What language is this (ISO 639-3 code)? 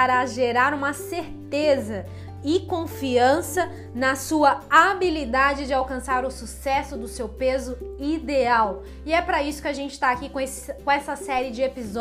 por